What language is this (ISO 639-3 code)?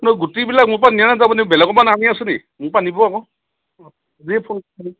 asm